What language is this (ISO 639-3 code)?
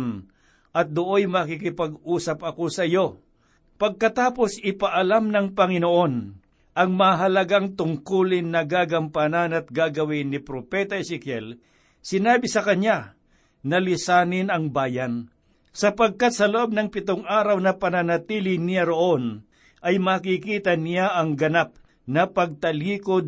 fil